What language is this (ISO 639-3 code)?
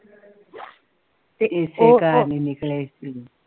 pan